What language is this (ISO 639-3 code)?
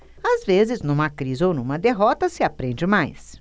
por